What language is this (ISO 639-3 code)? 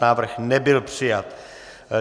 ces